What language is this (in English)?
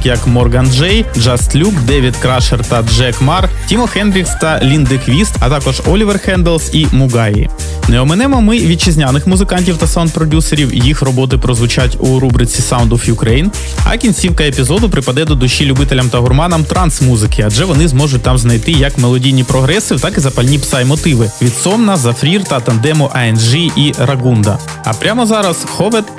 Ukrainian